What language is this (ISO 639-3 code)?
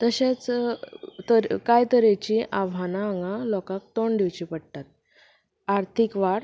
kok